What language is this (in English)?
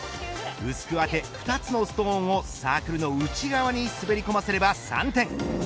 Japanese